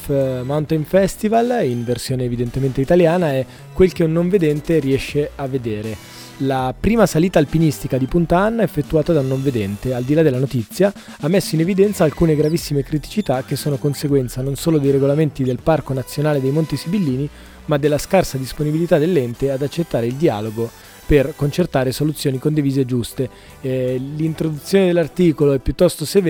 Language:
Italian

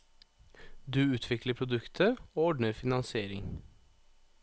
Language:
Norwegian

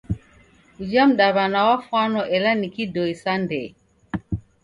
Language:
Taita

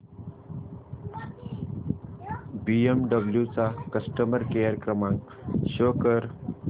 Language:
Marathi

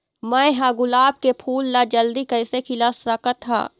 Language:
Chhattisgarhi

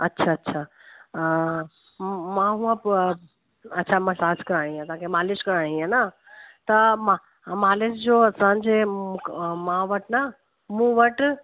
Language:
Sindhi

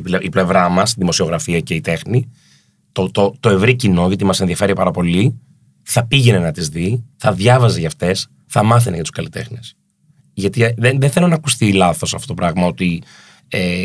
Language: Greek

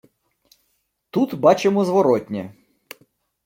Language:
Ukrainian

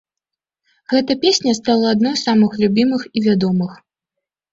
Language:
Belarusian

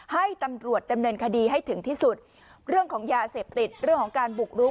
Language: Thai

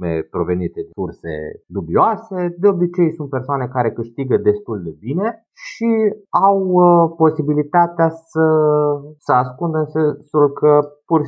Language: Romanian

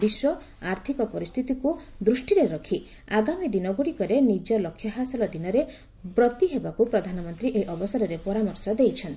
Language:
Odia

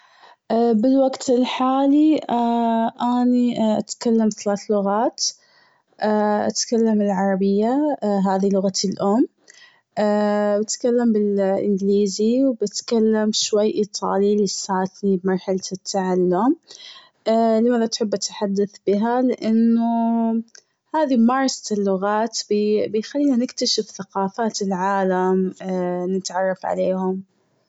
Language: Gulf Arabic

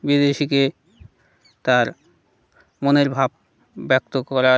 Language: Bangla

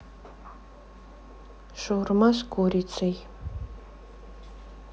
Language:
Russian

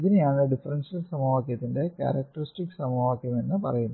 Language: Malayalam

